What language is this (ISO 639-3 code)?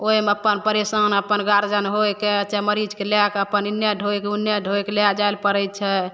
mai